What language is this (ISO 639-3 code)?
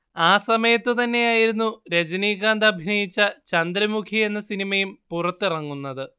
mal